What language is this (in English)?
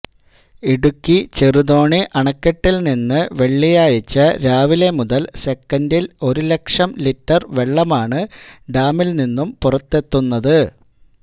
Malayalam